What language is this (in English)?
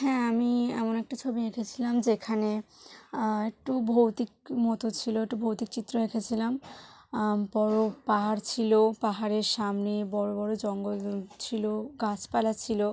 Bangla